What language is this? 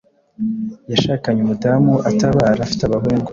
Kinyarwanda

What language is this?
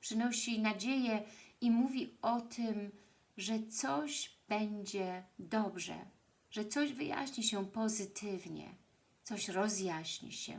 Polish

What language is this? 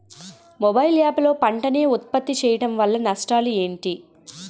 Telugu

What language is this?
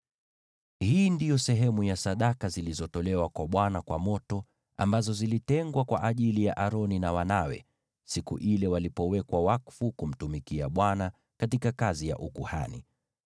Swahili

